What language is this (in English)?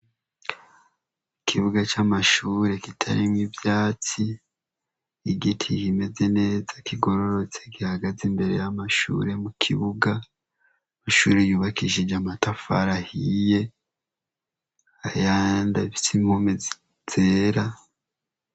Rundi